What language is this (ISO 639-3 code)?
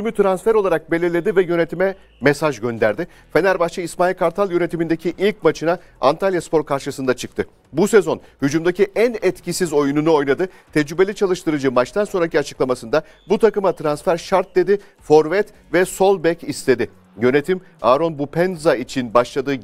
tur